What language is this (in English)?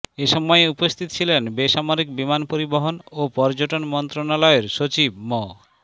Bangla